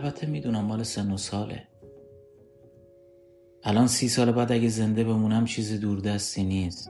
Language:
Persian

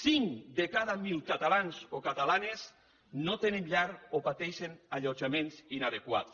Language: Catalan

